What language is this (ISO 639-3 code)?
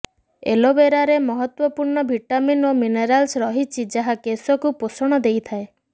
ori